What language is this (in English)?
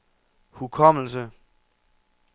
Danish